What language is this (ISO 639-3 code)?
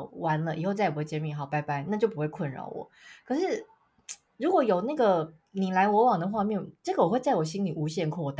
zho